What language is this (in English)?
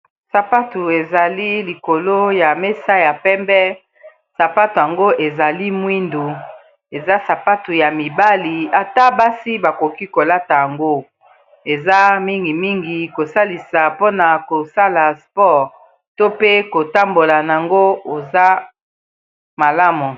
Lingala